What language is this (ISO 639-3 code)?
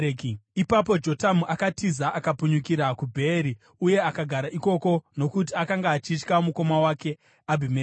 sna